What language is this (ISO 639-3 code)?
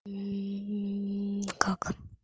rus